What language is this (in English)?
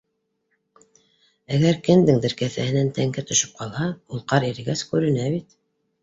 Bashkir